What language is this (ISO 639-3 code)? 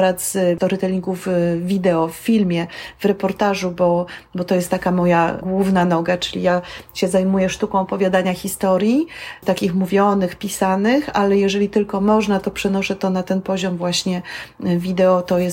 pol